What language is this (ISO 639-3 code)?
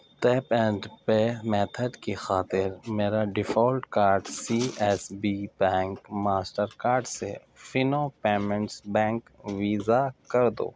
urd